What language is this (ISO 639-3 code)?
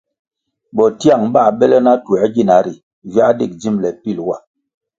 nmg